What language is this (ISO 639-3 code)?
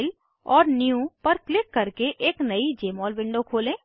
hin